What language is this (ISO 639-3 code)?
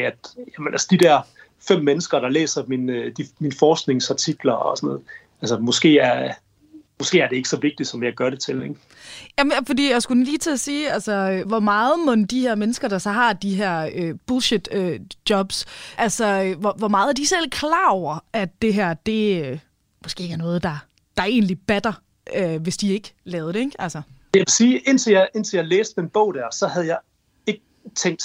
dan